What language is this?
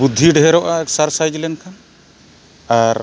Santali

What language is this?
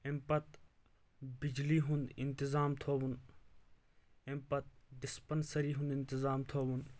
Kashmiri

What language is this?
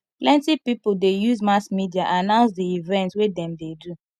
Nigerian Pidgin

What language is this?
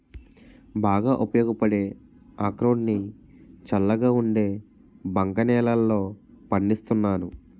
Telugu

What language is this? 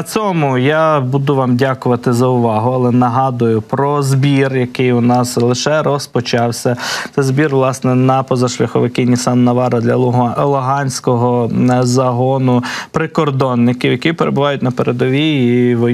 Ukrainian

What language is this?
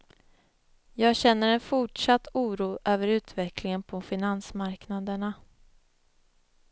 Swedish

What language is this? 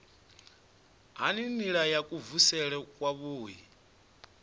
Venda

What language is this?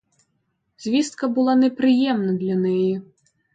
Ukrainian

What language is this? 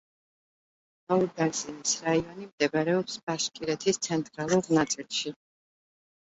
Georgian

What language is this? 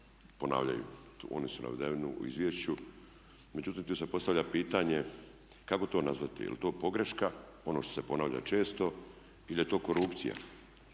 Croatian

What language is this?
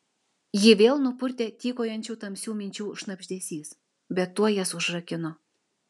Lithuanian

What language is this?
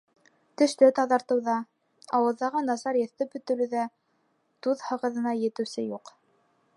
Bashkir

